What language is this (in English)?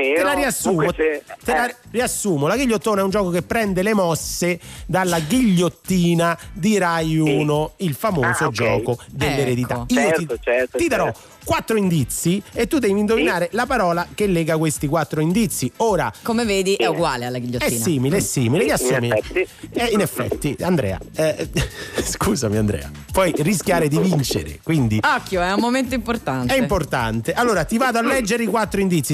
Italian